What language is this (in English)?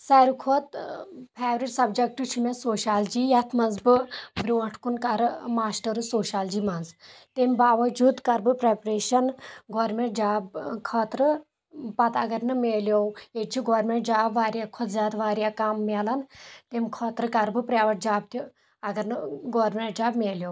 Kashmiri